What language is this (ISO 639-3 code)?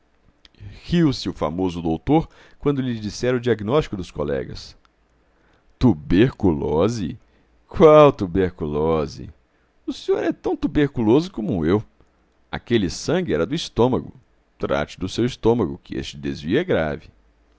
por